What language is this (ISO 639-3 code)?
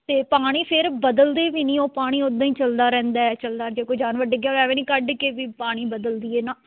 pan